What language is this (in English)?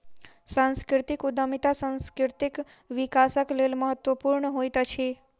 Maithili